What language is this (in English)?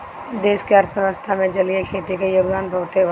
Bhojpuri